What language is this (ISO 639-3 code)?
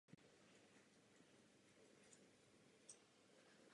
ces